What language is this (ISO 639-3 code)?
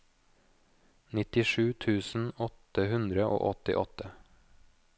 nor